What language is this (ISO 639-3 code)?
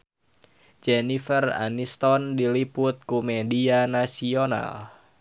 sun